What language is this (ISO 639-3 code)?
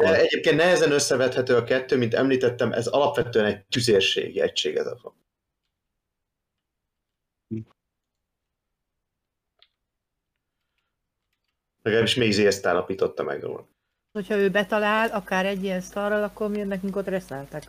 hun